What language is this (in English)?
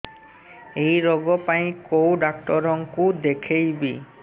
Odia